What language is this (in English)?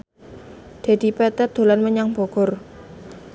Javanese